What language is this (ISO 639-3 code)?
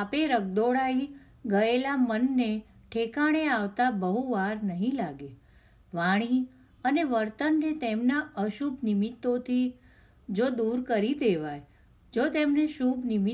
guj